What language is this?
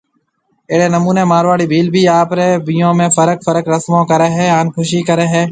Marwari (Pakistan)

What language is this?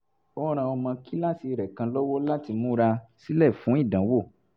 Yoruba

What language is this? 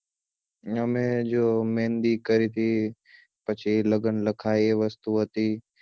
Gujarati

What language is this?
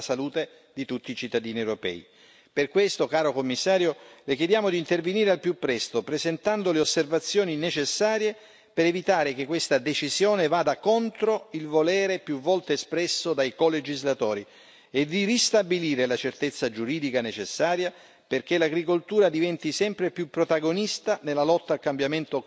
Italian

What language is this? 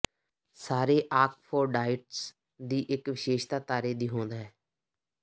Punjabi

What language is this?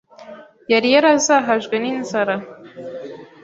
Kinyarwanda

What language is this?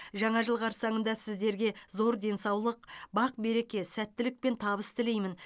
Kazakh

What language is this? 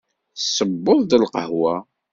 Kabyle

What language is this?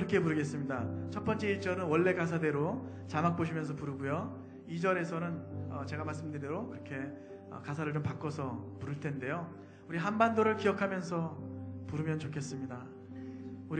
Korean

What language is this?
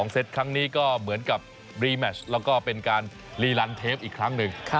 Thai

